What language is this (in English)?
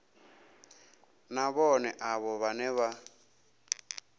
Venda